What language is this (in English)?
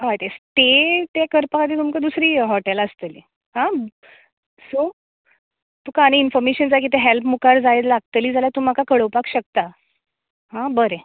Konkani